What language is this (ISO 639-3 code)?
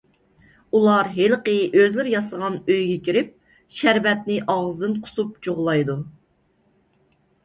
uig